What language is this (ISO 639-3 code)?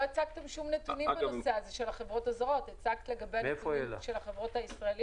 heb